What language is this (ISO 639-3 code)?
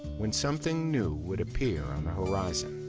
eng